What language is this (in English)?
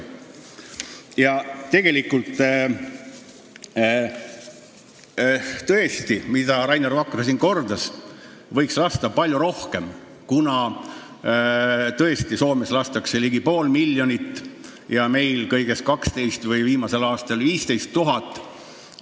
Estonian